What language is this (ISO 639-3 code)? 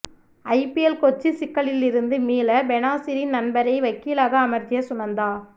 tam